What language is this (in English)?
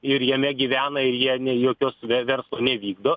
Lithuanian